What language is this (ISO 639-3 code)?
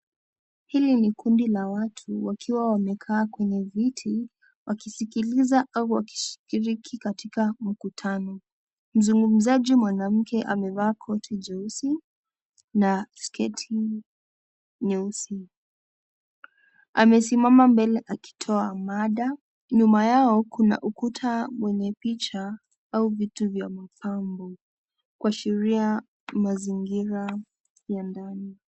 swa